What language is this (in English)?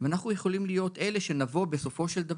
Hebrew